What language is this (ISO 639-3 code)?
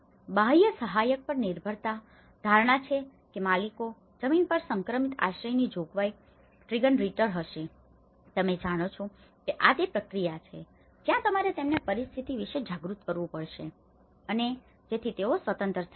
guj